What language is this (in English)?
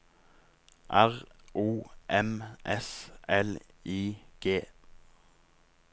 Norwegian